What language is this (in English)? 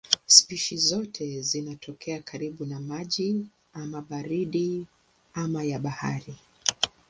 Swahili